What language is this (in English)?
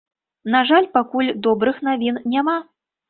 Belarusian